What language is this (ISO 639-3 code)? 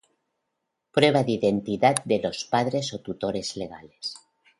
spa